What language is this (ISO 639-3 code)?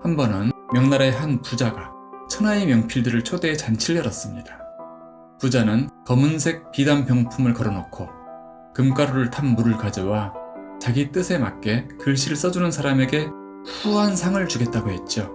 kor